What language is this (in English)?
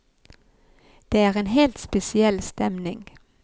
Norwegian